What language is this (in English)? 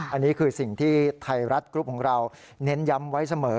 Thai